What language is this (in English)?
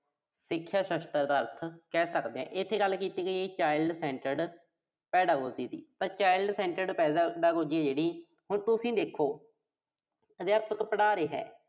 Punjabi